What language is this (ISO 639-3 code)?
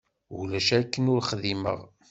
kab